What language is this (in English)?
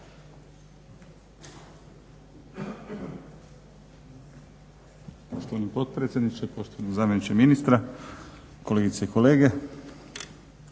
Croatian